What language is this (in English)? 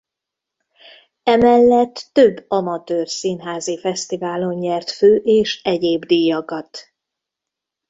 Hungarian